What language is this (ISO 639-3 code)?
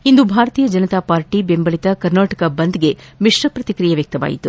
kan